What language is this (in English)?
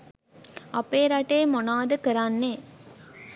Sinhala